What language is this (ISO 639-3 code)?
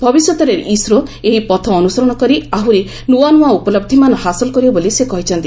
ori